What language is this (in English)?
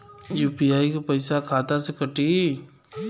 Bhojpuri